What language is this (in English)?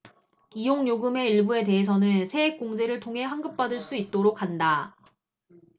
Korean